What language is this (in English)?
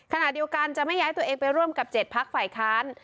Thai